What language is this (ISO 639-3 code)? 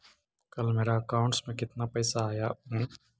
mag